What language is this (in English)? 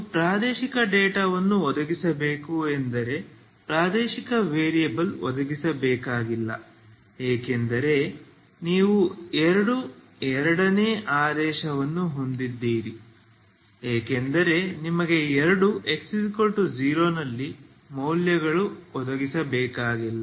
Kannada